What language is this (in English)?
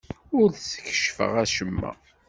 Kabyle